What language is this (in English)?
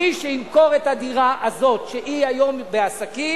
Hebrew